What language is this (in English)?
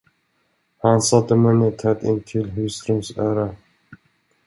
Swedish